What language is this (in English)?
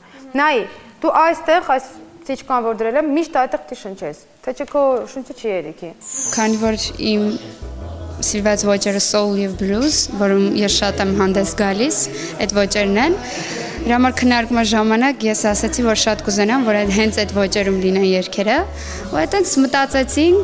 Romanian